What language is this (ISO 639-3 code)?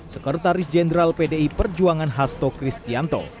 ind